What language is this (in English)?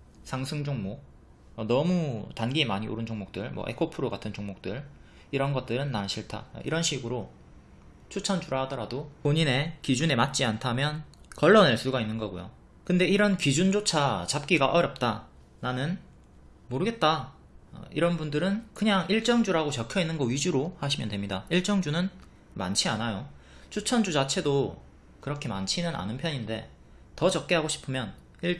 Korean